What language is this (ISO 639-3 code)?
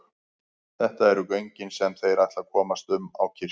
isl